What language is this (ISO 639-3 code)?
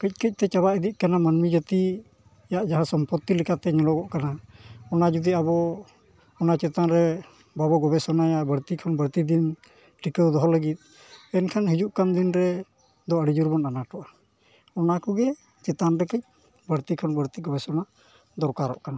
sat